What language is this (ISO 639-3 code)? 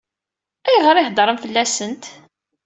kab